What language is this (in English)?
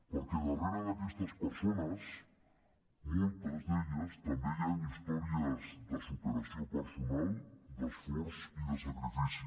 Catalan